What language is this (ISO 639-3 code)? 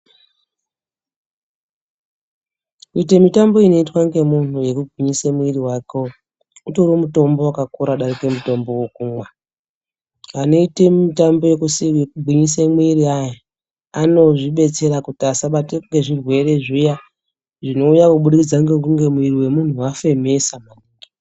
ndc